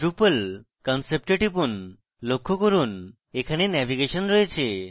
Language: Bangla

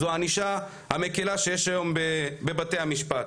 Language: Hebrew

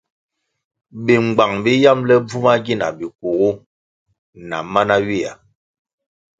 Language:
Kwasio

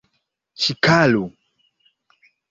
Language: Esperanto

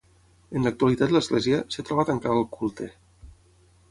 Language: Catalan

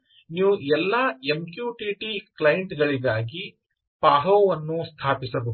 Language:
Kannada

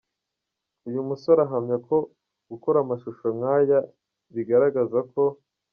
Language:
Kinyarwanda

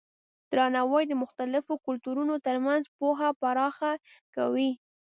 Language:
Pashto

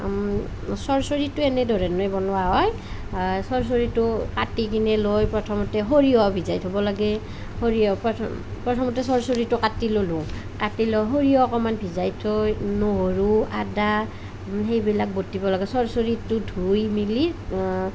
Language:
Assamese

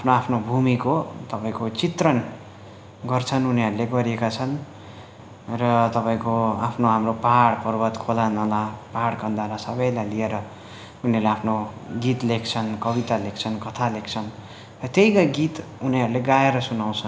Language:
Nepali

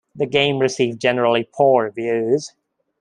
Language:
English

